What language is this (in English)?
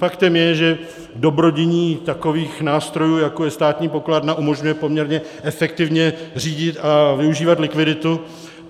Czech